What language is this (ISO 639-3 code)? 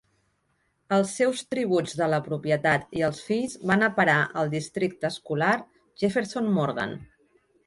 cat